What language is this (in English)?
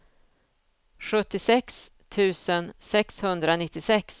Swedish